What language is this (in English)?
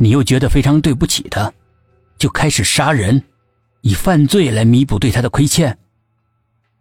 Chinese